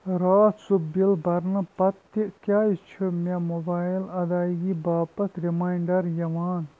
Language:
Kashmiri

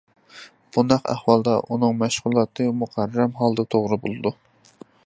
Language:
Uyghur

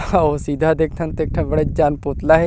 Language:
Chhattisgarhi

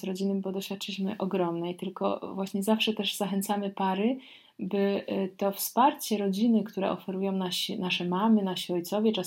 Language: Polish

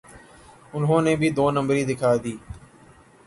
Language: Urdu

